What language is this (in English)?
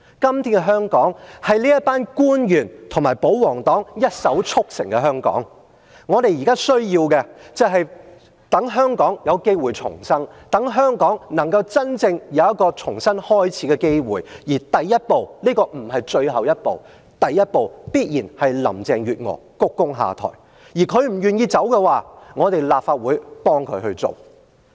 Cantonese